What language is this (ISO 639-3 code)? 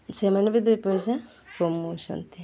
ori